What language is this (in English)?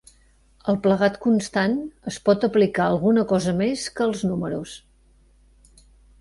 Catalan